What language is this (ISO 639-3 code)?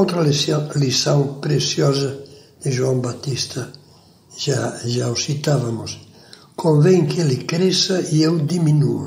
por